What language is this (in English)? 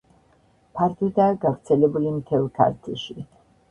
Georgian